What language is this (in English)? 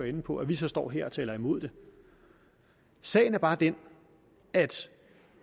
Danish